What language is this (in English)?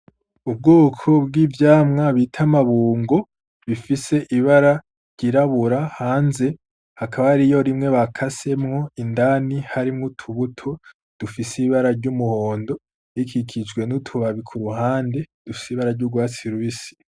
Rundi